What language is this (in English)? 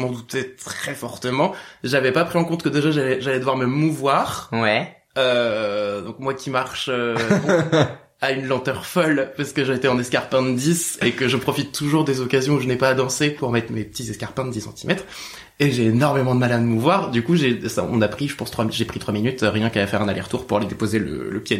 French